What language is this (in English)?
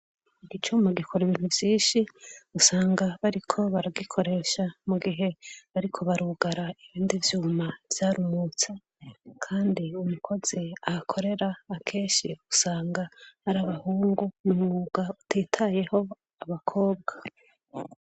Rundi